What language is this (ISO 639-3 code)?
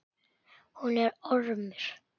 isl